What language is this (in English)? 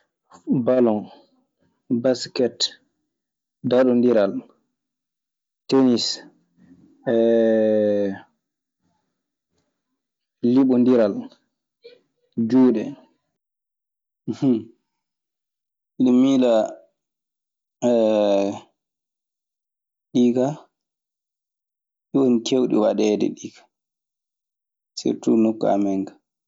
Maasina Fulfulde